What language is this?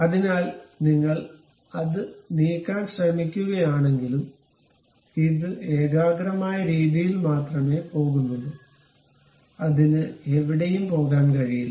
Malayalam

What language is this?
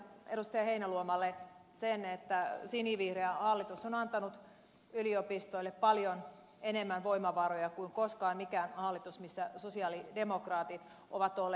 Finnish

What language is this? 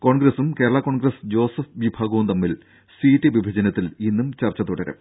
Malayalam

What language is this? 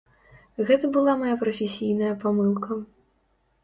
Belarusian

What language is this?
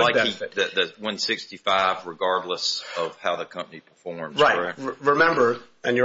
English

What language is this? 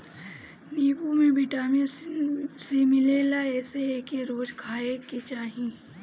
Bhojpuri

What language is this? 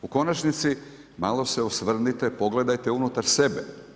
Croatian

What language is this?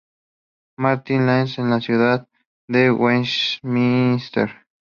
Spanish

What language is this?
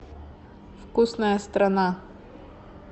Russian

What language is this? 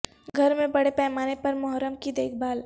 Urdu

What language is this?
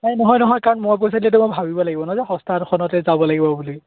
Assamese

